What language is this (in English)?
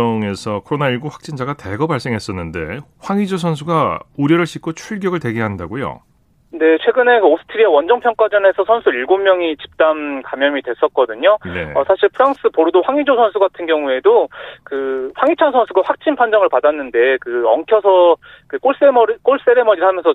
Korean